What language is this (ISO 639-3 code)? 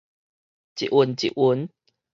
nan